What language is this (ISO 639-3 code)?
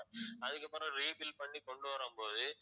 tam